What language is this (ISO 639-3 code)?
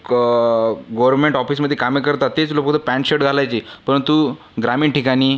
mar